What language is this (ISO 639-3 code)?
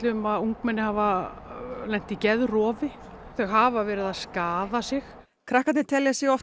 isl